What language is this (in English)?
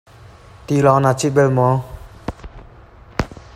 Hakha Chin